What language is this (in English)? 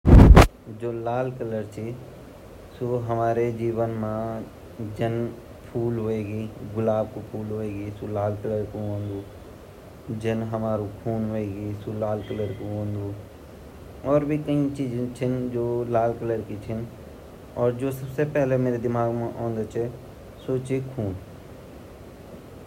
Garhwali